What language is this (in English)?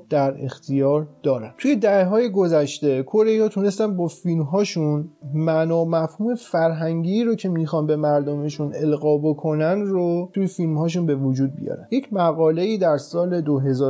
Persian